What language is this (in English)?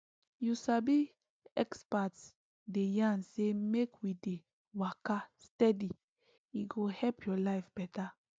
Nigerian Pidgin